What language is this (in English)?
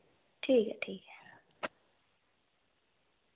Dogri